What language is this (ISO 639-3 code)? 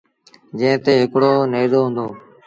sbn